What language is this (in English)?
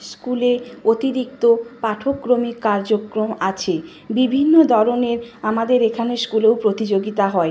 Bangla